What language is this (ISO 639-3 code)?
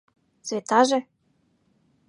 chm